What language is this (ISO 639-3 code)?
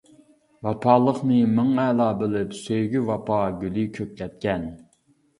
uig